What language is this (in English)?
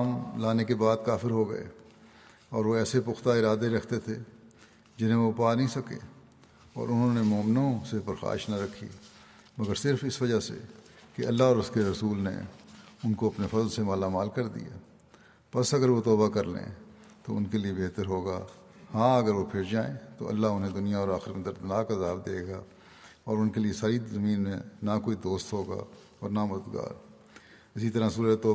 Urdu